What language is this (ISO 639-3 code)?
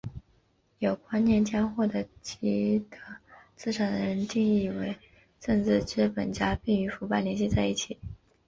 zho